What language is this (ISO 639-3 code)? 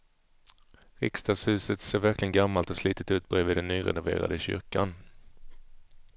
swe